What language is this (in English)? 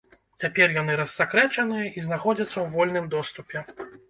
Belarusian